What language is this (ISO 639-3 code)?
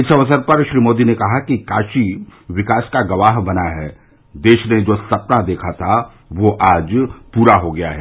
hin